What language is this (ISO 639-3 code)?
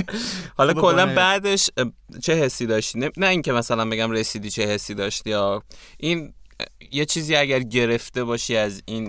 fas